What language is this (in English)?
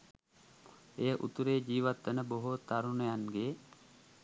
Sinhala